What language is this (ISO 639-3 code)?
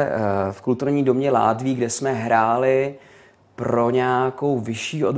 ces